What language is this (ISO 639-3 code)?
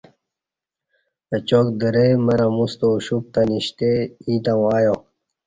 bsh